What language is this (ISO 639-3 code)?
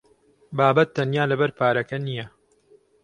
ckb